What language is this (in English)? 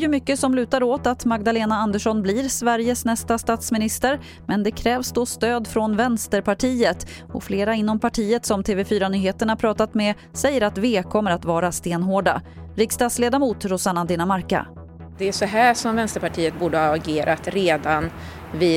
Swedish